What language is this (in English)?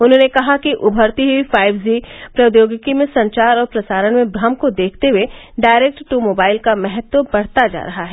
Hindi